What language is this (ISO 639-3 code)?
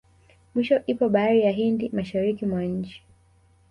swa